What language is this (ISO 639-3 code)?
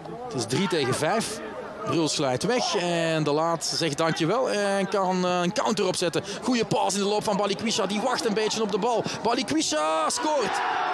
nld